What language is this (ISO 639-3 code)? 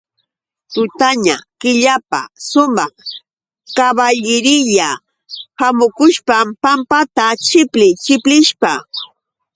qux